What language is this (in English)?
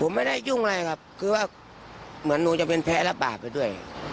Thai